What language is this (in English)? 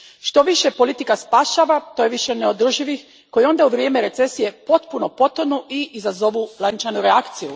Croatian